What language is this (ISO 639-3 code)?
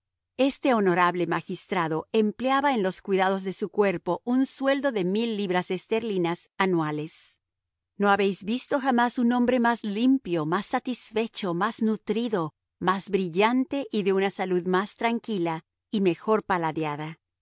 spa